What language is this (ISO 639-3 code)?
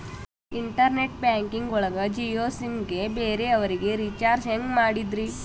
kan